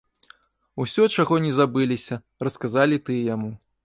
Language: Belarusian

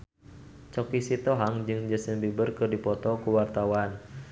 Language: Sundanese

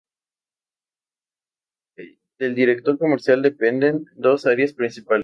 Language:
Spanish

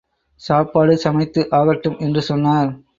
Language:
Tamil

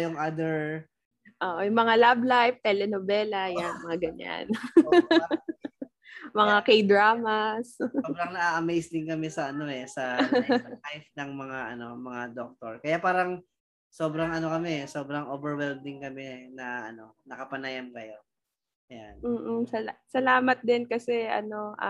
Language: Filipino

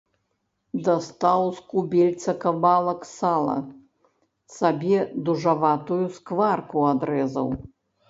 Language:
Belarusian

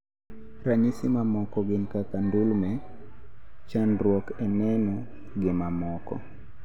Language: Luo (Kenya and Tanzania)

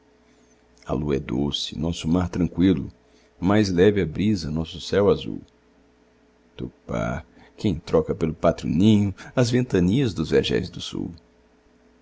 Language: Portuguese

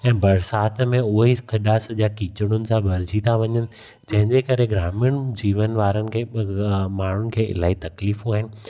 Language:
Sindhi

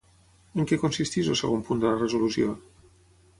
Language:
Catalan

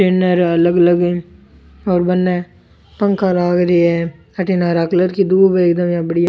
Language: Rajasthani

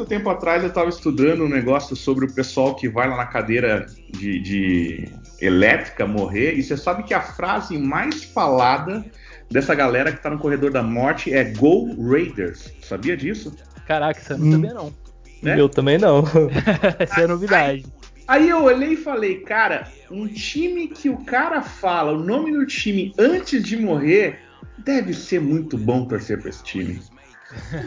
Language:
Portuguese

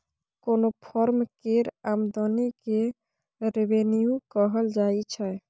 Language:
Maithili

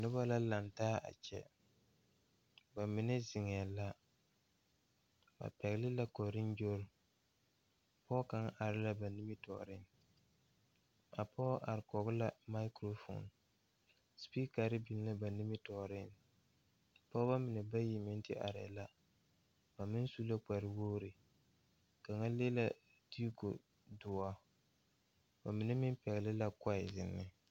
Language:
Southern Dagaare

